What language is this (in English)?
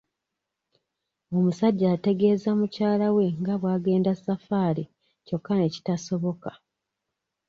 Ganda